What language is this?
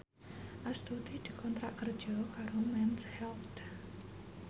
Javanese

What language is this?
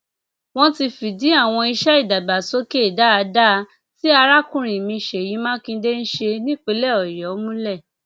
Yoruba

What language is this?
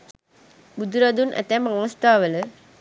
Sinhala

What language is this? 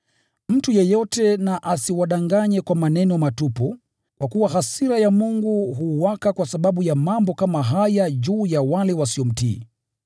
Swahili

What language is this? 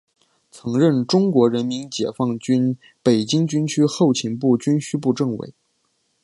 Chinese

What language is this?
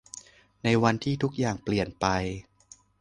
Thai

